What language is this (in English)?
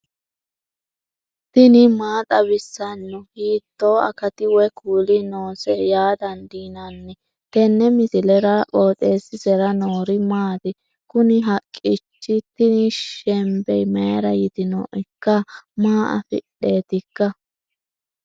Sidamo